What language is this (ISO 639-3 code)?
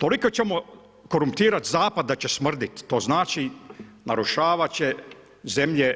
hrv